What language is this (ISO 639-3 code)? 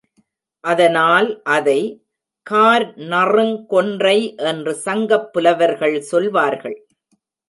tam